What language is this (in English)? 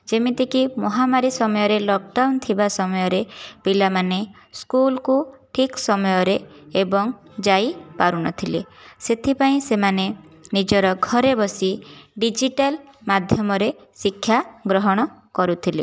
Odia